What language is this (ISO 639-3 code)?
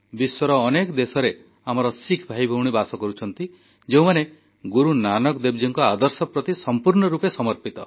ori